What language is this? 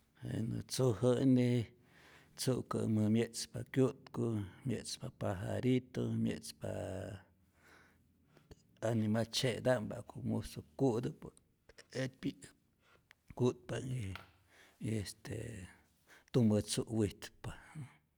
Rayón Zoque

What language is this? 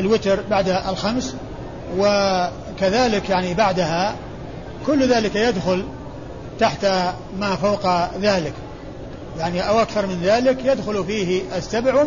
Arabic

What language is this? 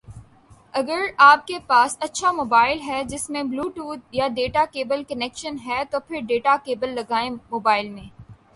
Urdu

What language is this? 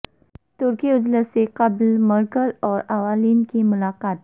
Urdu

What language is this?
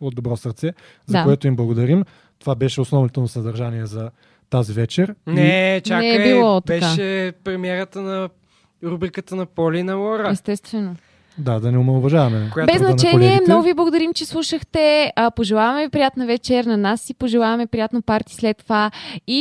Bulgarian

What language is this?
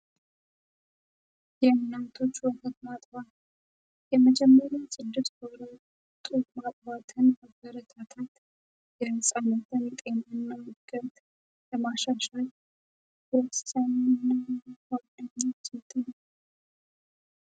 Amharic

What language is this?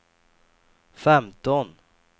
Swedish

